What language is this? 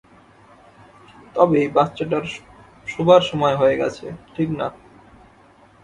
Bangla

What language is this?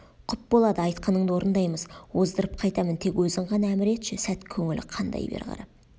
Kazakh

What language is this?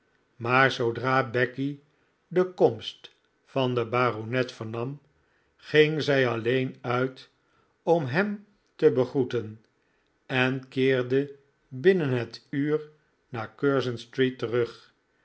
Dutch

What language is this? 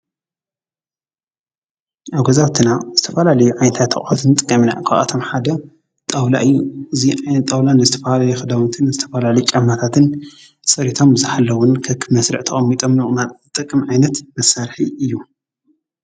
Tigrinya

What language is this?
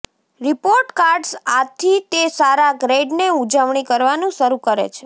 Gujarati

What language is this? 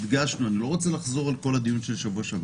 Hebrew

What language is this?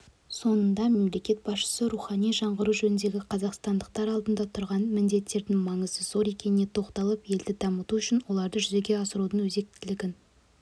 Kazakh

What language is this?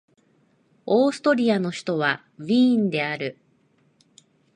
Japanese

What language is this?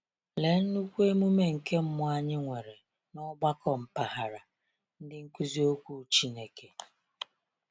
Igbo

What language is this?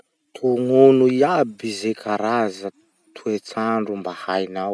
Masikoro Malagasy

